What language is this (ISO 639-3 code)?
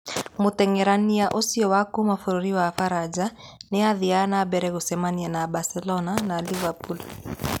kik